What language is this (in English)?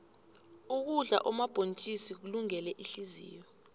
South Ndebele